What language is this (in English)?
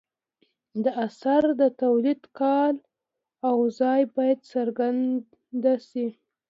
Pashto